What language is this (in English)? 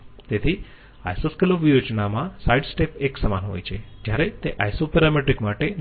Gujarati